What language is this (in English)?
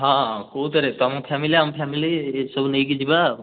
Odia